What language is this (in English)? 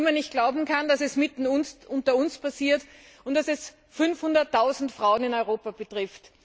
German